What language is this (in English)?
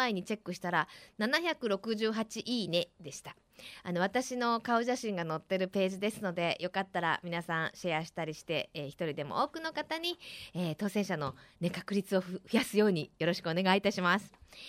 Japanese